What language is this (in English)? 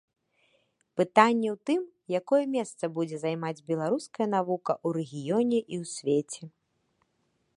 Belarusian